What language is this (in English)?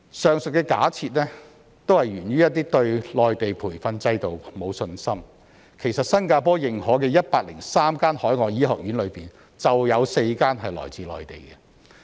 Cantonese